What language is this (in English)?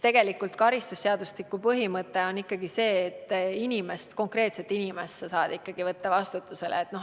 Estonian